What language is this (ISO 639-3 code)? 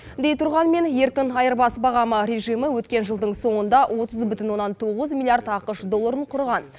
kaz